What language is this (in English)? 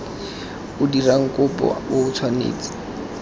Tswana